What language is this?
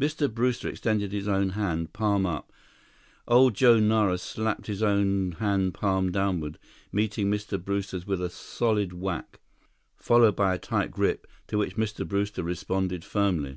English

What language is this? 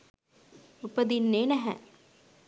Sinhala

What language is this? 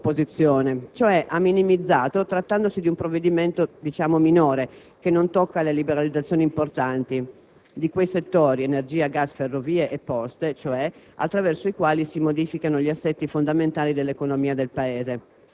Italian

